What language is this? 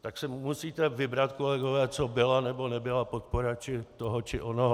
Czech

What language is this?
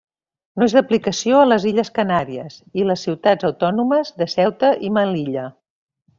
Catalan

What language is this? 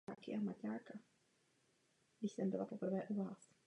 Czech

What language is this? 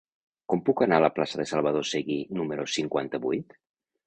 Catalan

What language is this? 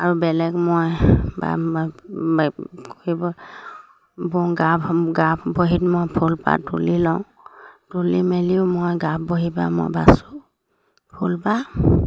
Assamese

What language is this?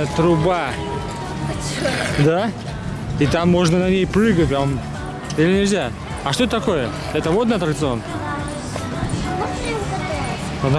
Russian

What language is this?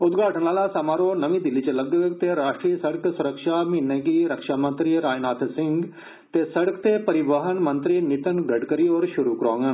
Dogri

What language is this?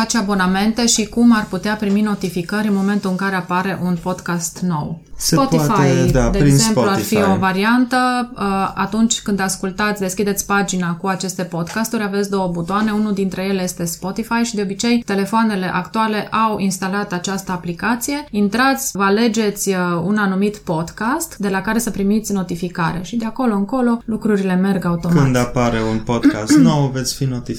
Romanian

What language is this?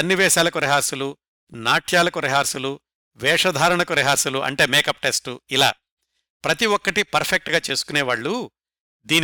Telugu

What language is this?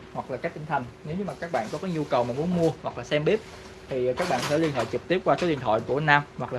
Vietnamese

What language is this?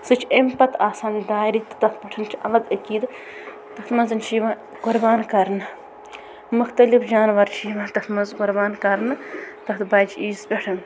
Kashmiri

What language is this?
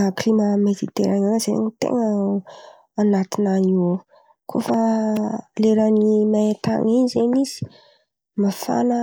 Antankarana Malagasy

